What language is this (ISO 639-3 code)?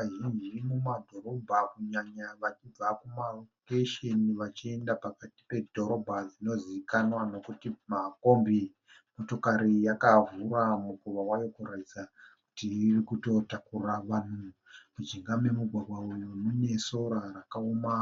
sna